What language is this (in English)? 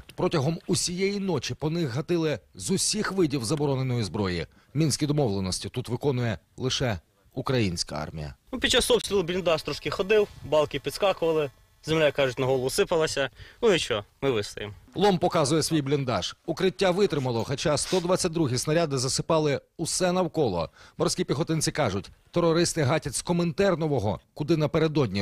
Ukrainian